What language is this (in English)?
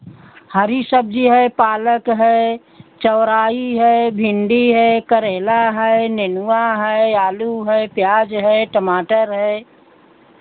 Hindi